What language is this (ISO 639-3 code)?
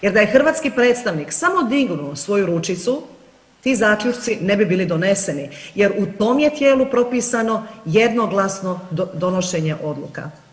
hrv